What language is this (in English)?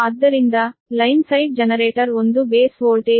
Kannada